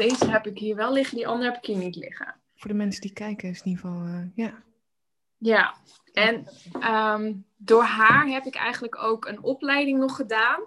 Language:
Dutch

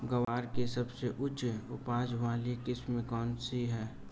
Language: Hindi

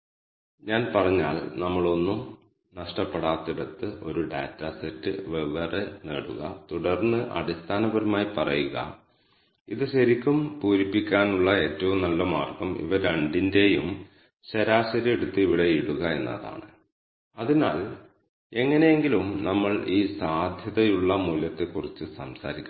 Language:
Malayalam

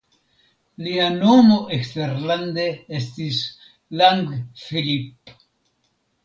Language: Esperanto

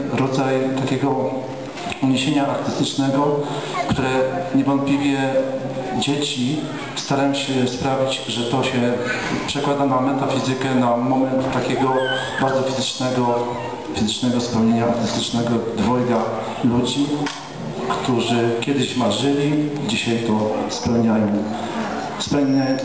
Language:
Polish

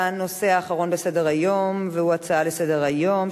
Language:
Hebrew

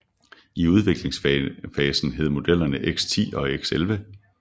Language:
Danish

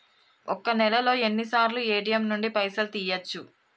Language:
Telugu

